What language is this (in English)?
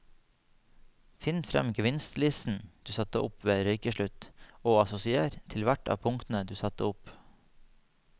Norwegian